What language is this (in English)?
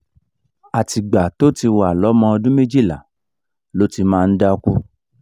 Yoruba